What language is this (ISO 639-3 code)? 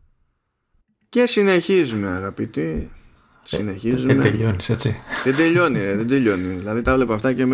ell